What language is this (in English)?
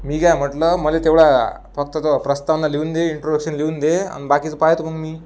Marathi